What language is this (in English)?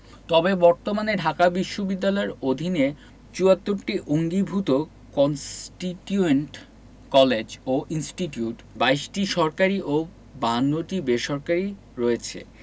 Bangla